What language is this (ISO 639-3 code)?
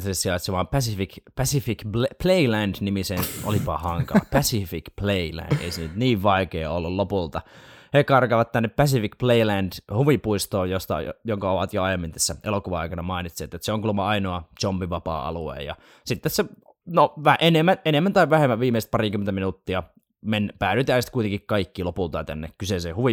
fin